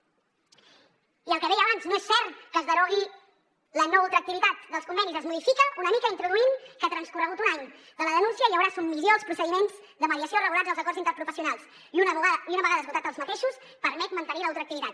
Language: Catalan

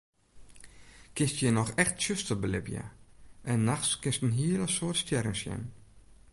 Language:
Western Frisian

